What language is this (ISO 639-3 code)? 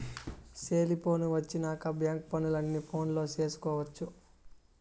tel